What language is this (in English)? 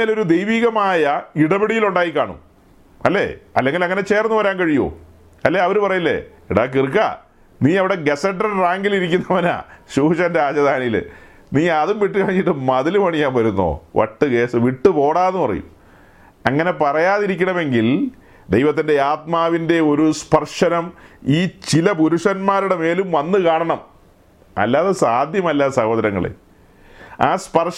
Malayalam